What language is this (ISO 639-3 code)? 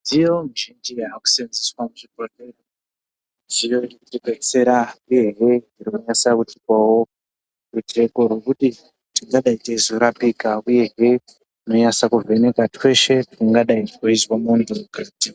ndc